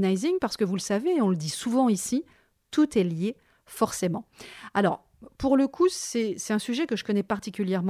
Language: French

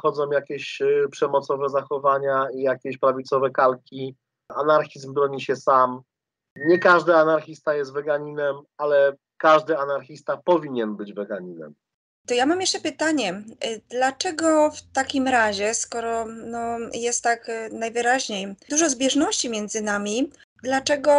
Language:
Polish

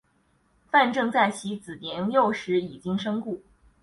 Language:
Chinese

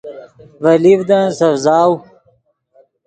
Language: Yidgha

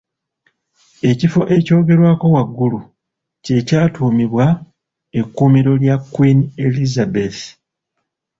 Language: Ganda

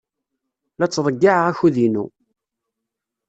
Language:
Kabyle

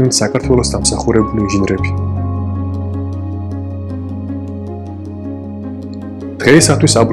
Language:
Romanian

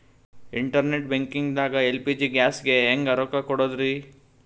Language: Kannada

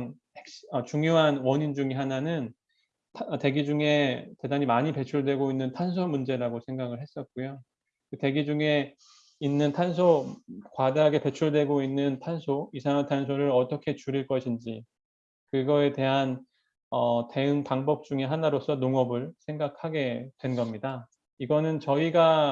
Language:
Korean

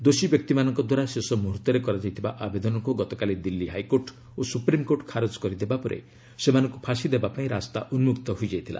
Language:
Odia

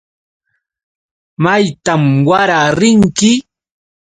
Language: Yauyos Quechua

